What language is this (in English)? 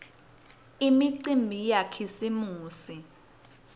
Swati